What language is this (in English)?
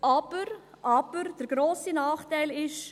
Swiss German